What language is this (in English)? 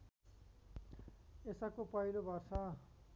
Nepali